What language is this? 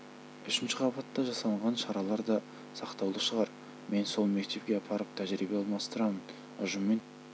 Kazakh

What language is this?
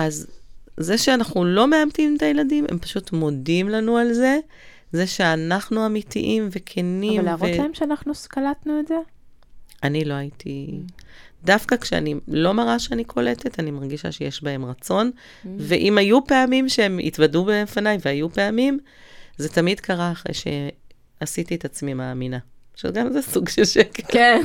Hebrew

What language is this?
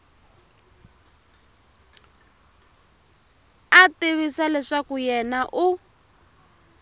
Tsonga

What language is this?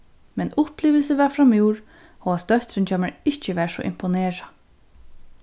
Faroese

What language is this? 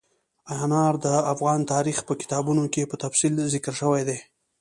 Pashto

